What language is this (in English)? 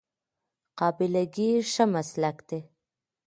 Pashto